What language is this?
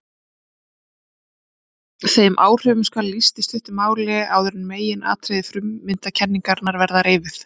Icelandic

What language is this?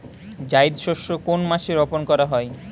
Bangla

